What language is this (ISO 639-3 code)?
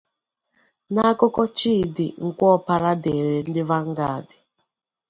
ibo